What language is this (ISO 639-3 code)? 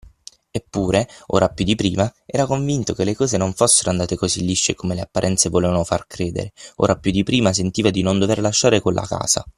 ita